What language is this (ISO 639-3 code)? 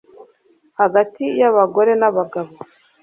kin